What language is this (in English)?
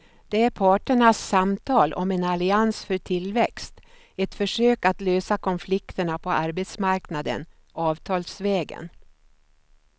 Swedish